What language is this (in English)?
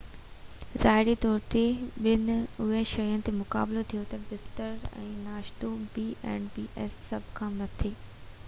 Sindhi